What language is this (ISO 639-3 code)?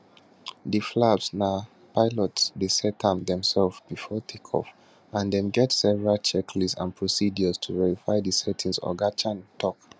pcm